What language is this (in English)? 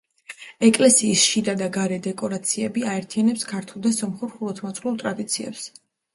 Georgian